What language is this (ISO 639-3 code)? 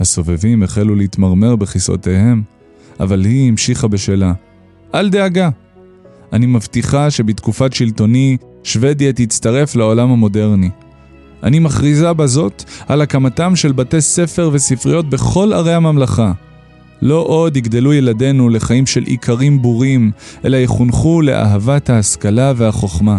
heb